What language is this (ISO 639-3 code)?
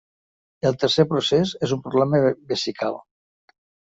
cat